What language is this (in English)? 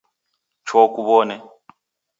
Taita